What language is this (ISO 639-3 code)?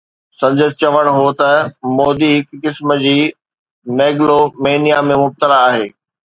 snd